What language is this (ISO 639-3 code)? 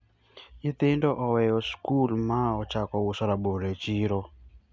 luo